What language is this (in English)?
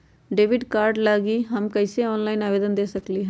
Magahi